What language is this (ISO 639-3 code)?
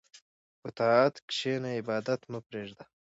pus